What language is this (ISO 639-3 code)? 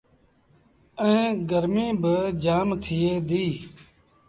sbn